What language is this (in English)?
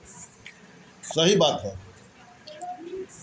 Bhojpuri